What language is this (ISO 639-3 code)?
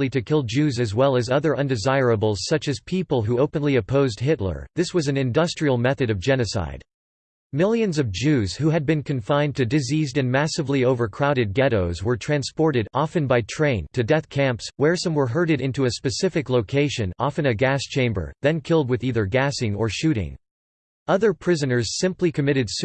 eng